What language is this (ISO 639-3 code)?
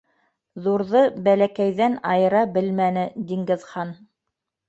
bak